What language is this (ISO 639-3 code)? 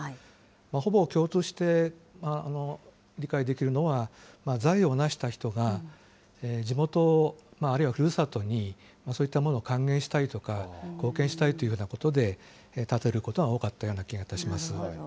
jpn